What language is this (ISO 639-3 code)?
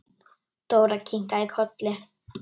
isl